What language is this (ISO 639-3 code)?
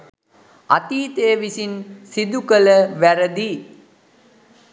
sin